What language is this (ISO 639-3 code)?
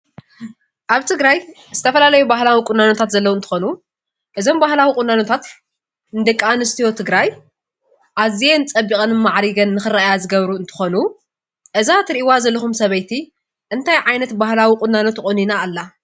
tir